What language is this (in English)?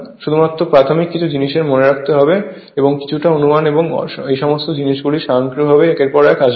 Bangla